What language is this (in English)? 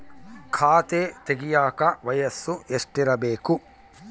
Kannada